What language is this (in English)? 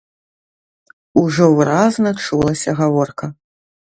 Belarusian